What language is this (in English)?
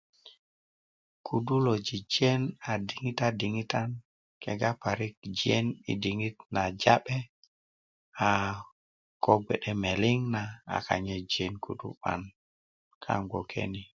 Kuku